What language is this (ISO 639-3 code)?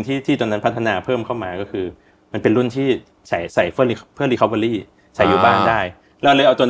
tha